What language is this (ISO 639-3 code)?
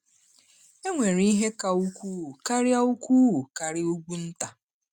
ibo